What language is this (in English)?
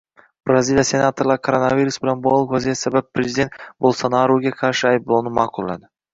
Uzbek